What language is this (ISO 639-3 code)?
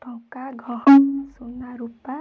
ori